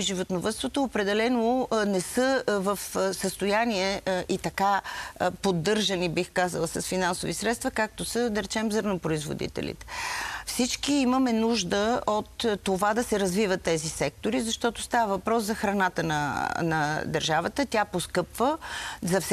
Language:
Bulgarian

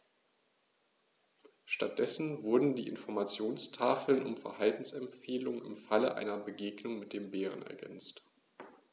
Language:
German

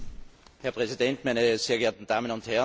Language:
German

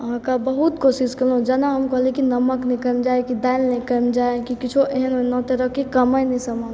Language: Maithili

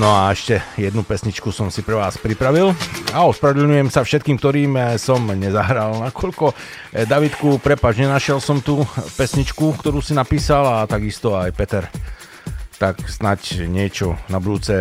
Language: Slovak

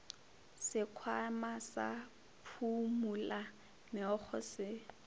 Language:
Northern Sotho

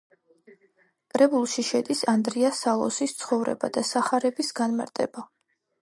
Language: Georgian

